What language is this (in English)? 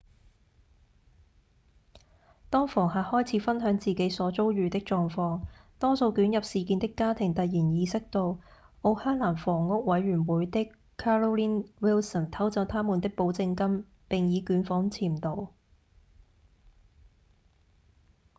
Cantonese